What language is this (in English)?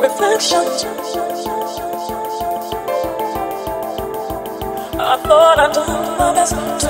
English